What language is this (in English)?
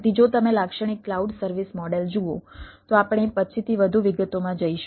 Gujarati